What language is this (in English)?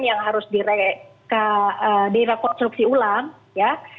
Indonesian